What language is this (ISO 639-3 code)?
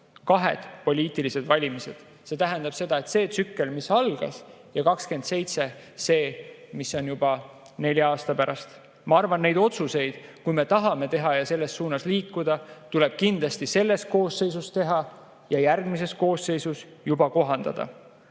est